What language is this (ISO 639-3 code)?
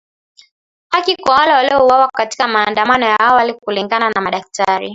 swa